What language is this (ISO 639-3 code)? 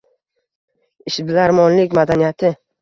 uzb